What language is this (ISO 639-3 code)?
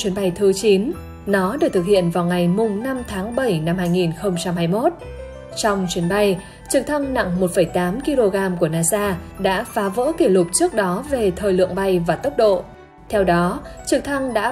vie